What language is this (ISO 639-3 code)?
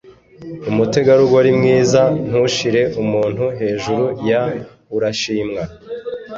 kin